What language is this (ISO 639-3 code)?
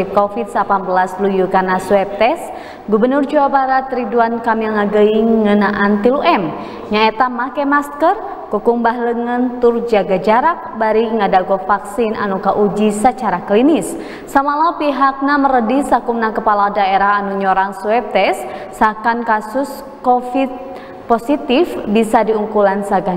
ind